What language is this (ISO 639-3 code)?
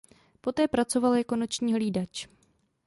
ces